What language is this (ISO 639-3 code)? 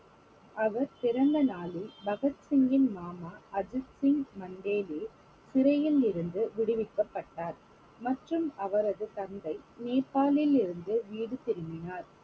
tam